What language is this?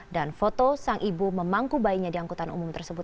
Indonesian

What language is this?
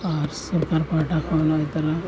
Santali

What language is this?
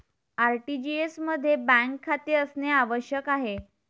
Marathi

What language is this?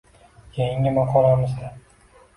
Uzbek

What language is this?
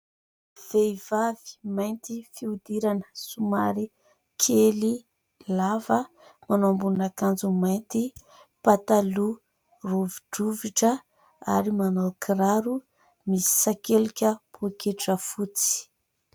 Malagasy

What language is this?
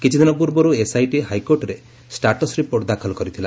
Odia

